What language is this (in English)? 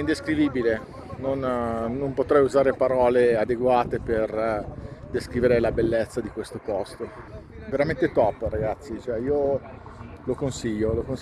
Italian